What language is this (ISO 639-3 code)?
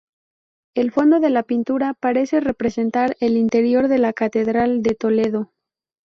spa